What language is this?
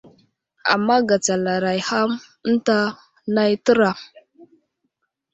Wuzlam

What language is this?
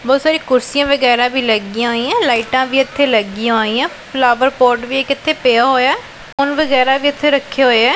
Punjabi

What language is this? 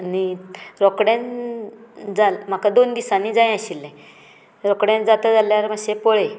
Konkani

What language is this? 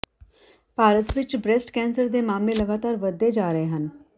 Punjabi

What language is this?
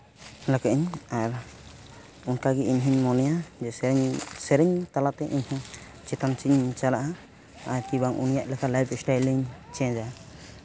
Santali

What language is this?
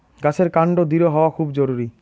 Bangla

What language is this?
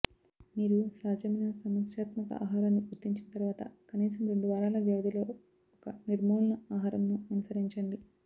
Telugu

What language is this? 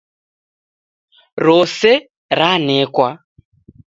Taita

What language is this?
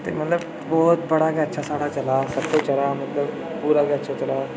Dogri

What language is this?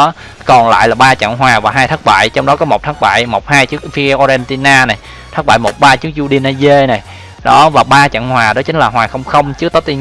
Vietnamese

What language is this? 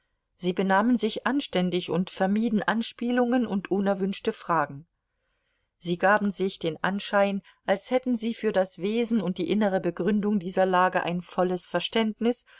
German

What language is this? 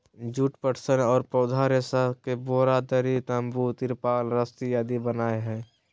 Magahi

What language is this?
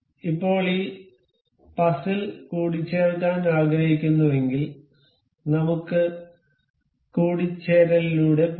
Malayalam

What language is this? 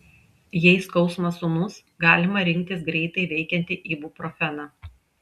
Lithuanian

